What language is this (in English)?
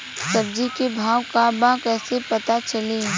Bhojpuri